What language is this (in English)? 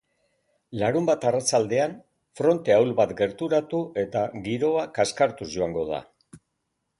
Basque